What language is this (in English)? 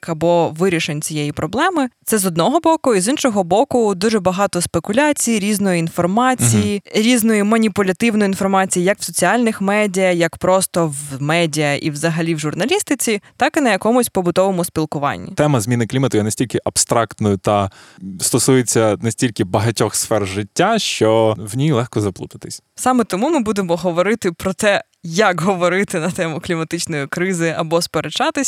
Ukrainian